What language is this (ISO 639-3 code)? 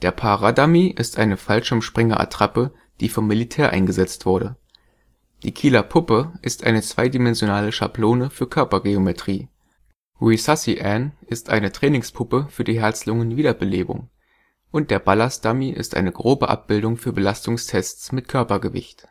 deu